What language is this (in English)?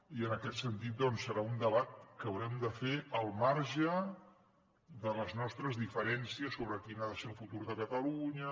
Catalan